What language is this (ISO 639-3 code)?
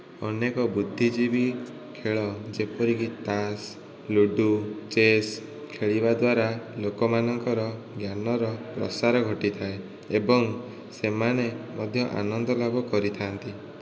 ori